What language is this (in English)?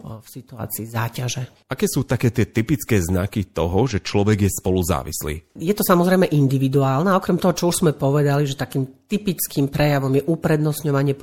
Slovak